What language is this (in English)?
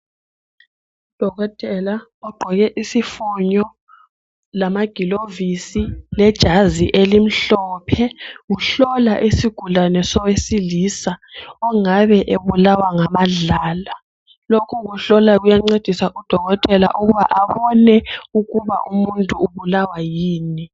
North Ndebele